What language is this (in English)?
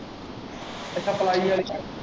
Punjabi